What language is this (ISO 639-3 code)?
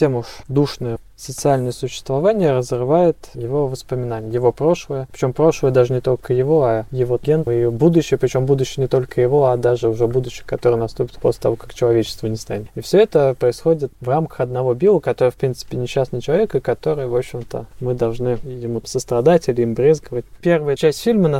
rus